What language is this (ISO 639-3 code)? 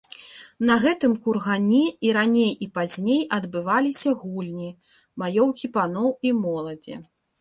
bel